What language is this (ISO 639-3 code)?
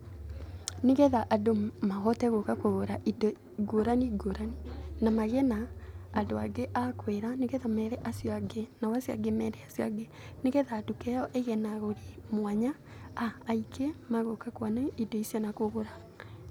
kik